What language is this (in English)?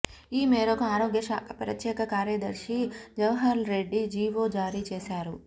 Telugu